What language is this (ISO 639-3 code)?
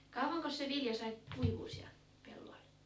fin